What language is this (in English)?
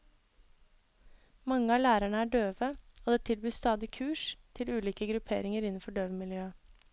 Norwegian